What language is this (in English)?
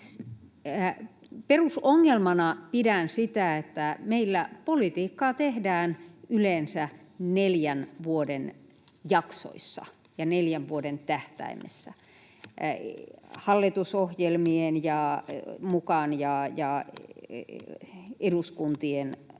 Finnish